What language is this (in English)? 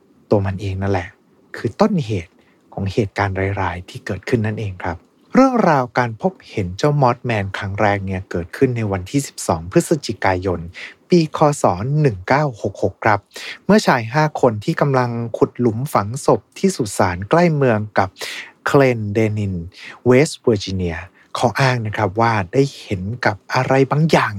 Thai